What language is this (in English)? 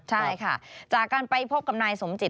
Thai